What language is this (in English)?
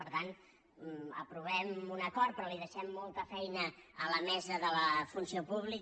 Catalan